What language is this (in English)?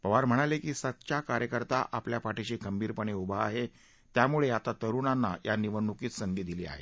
Marathi